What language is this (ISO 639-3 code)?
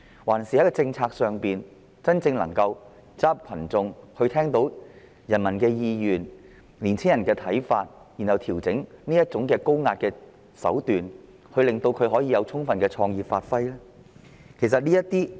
yue